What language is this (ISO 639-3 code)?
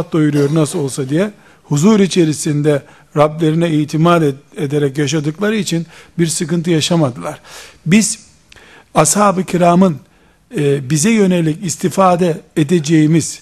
tur